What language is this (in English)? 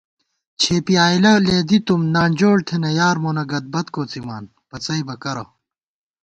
Gawar-Bati